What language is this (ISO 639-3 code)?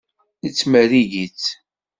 kab